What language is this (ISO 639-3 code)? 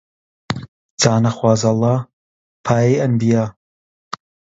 ckb